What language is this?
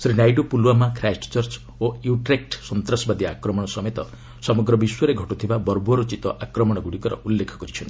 Odia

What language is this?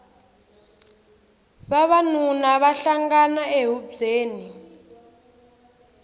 Tsonga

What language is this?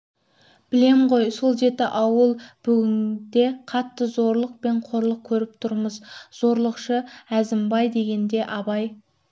Kazakh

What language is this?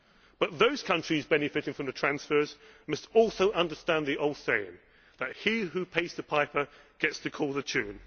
English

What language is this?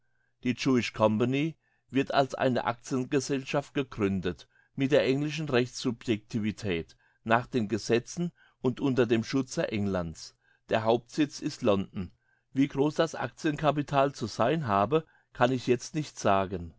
German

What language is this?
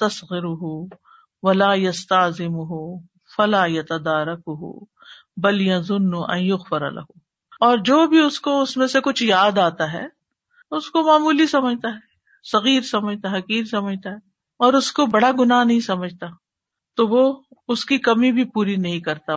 Urdu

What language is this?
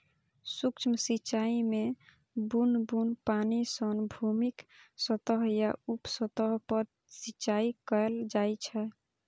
Maithili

